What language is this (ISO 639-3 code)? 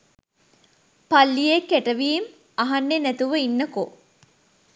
sin